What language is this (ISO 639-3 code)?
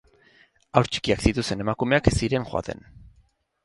eus